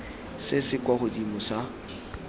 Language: Tswana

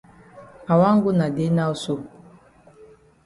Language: Cameroon Pidgin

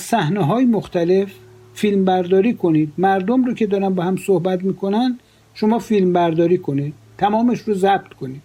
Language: Persian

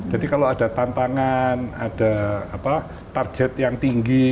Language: Indonesian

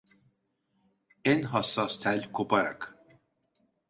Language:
Turkish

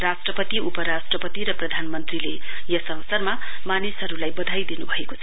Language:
Nepali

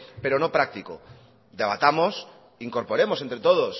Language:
Spanish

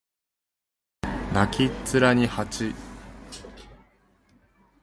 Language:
Japanese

